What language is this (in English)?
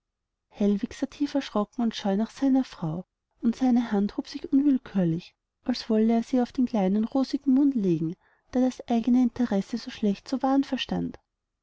German